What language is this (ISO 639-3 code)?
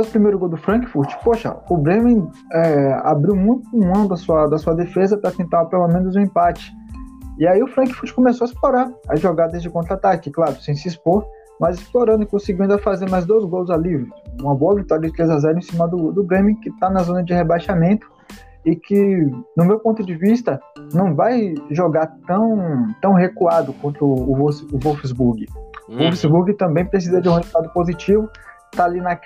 por